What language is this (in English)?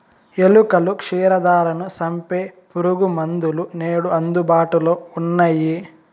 Telugu